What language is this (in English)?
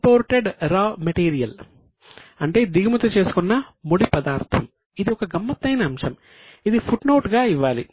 Telugu